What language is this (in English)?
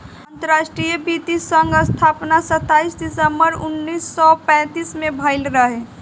Bhojpuri